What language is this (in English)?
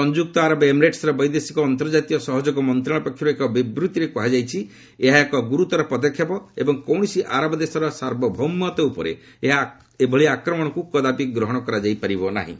Odia